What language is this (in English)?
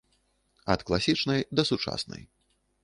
Belarusian